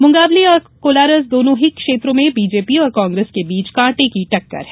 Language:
Hindi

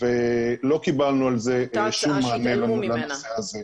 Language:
Hebrew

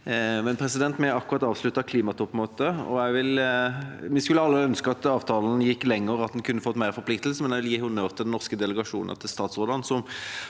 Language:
Norwegian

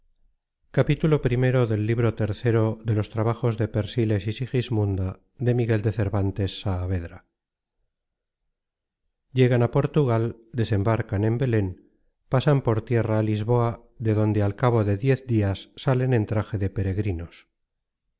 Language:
Spanish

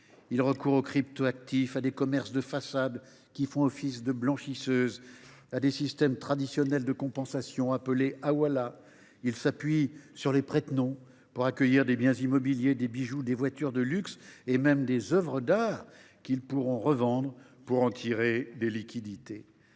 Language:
French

